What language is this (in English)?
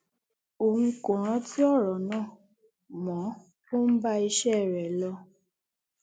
Yoruba